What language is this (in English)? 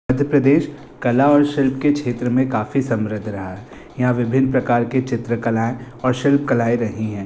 Hindi